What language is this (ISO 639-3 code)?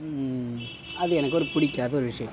tam